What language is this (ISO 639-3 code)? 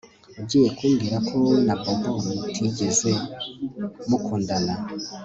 kin